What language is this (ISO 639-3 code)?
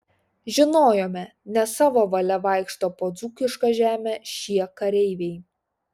lit